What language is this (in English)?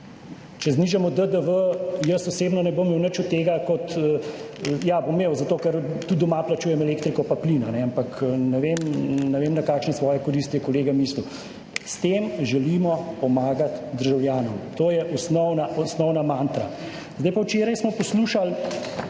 Slovenian